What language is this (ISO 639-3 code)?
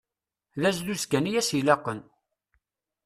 kab